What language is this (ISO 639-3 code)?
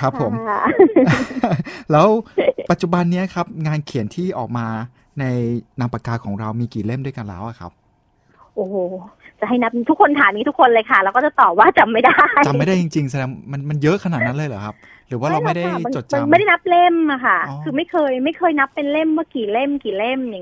tha